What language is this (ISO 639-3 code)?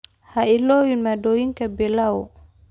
som